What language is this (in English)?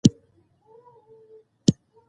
Pashto